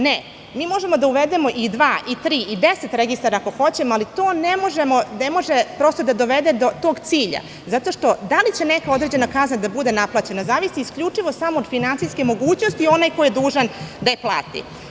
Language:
Serbian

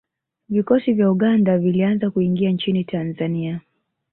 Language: Swahili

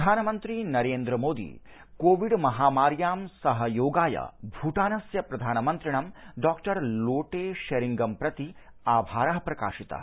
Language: Sanskrit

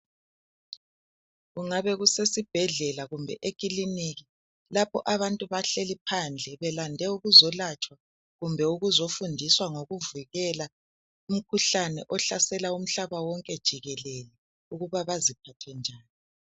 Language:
North Ndebele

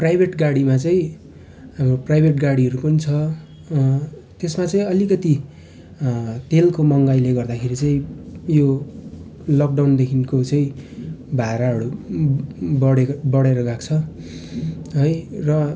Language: Nepali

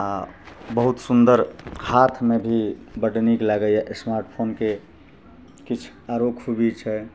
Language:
Maithili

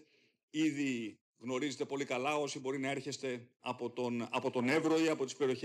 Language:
Greek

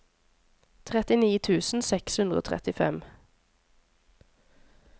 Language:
Norwegian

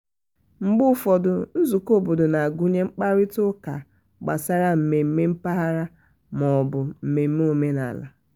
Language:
Igbo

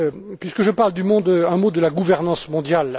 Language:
French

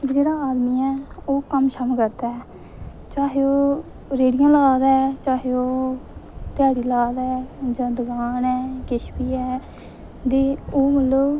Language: Dogri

